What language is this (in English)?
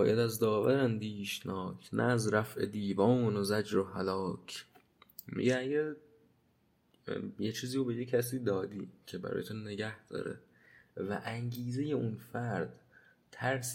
Persian